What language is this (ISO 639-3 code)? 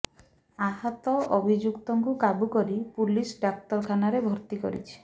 ori